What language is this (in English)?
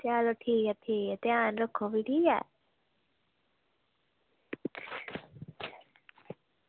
Dogri